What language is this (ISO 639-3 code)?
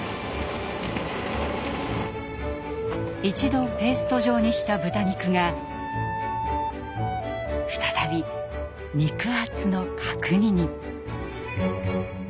jpn